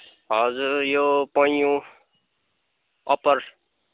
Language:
Nepali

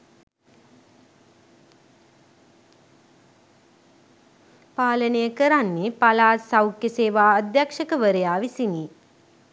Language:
Sinhala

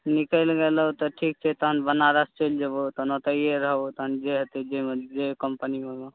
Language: Maithili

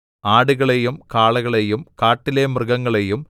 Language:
Malayalam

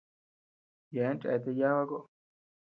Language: Tepeuxila Cuicatec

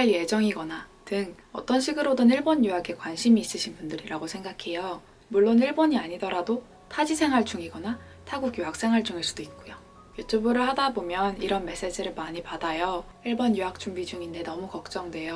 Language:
Korean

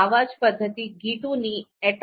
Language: Gujarati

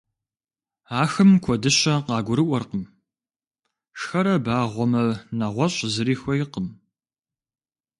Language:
Kabardian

